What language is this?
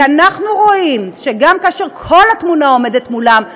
Hebrew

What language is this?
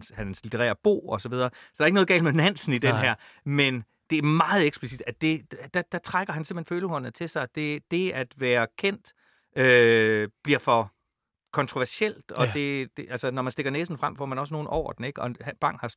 Danish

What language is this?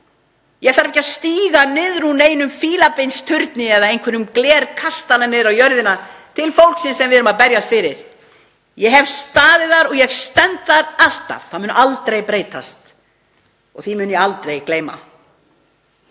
Icelandic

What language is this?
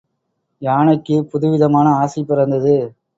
Tamil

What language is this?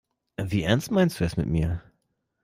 German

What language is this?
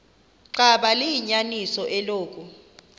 Xhosa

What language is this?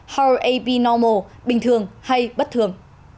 Vietnamese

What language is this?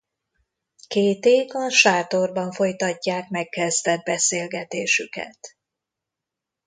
Hungarian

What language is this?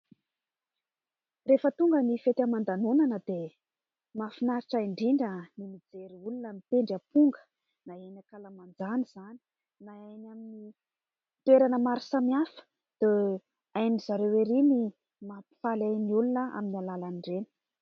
Malagasy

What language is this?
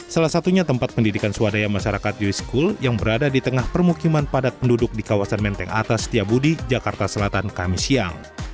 Indonesian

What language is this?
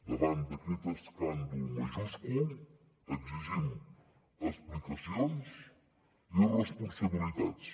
Catalan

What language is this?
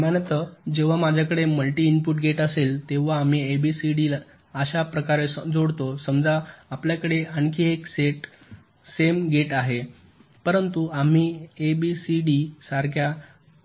Marathi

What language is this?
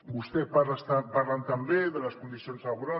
Catalan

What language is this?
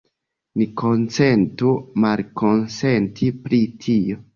Esperanto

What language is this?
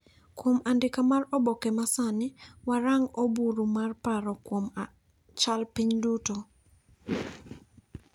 Luo (Kenya and Tanzania)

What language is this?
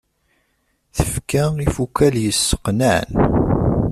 Kabyle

